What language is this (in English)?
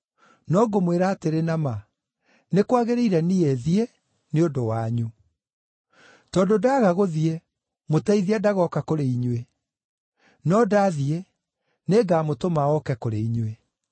Kikuyu